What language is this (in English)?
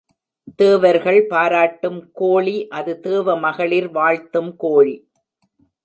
Tamil